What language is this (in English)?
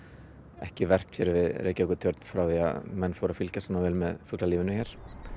Icelandic